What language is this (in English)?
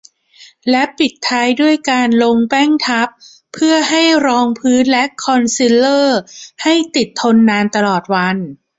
Thai